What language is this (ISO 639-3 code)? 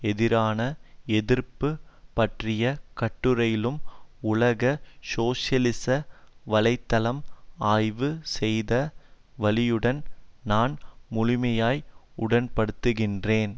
tam